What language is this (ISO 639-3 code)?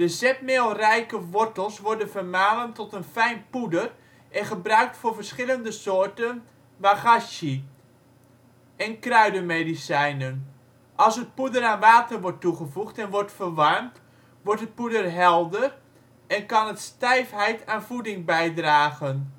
nld